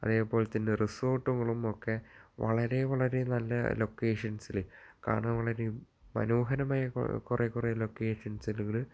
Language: Malayalam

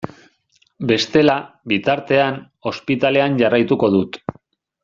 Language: Basque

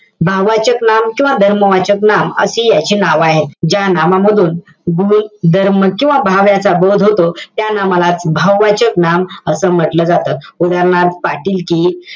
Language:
Marathi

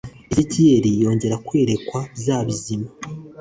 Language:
Kinyarwanda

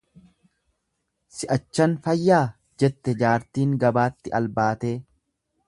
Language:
Oromo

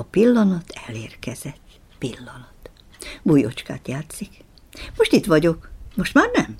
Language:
Hungarian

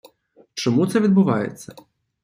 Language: Ukrainian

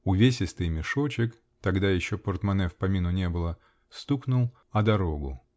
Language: Russian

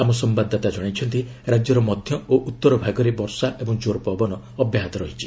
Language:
Odia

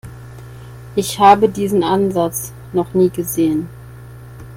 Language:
German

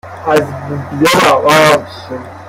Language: Persian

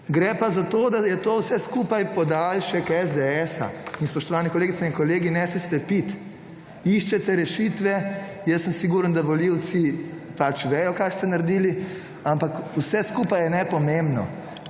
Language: Slovenian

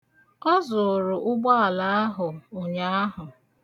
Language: Igbo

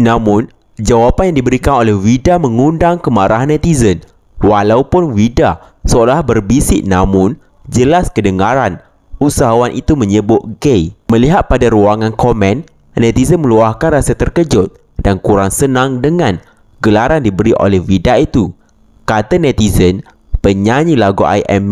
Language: Malay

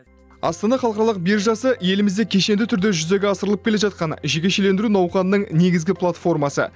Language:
Kazakh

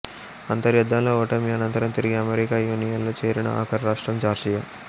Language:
Telugu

